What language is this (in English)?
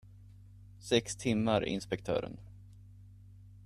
Swedish